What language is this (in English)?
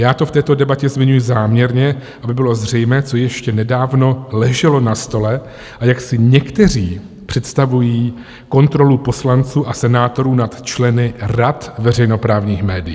Czech